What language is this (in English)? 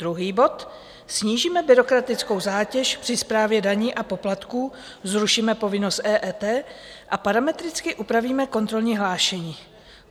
Czech